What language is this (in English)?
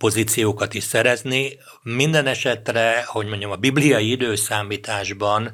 Hungarian